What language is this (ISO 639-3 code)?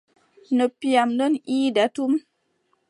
fub